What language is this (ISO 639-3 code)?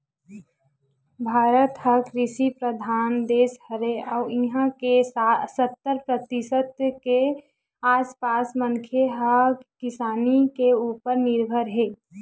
hne